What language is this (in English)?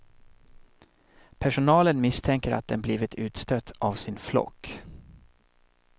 Swedish